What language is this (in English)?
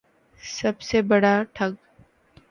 Urdu